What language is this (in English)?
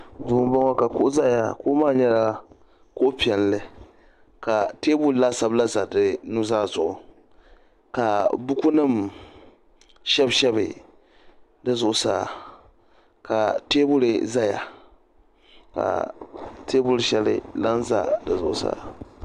Dagbani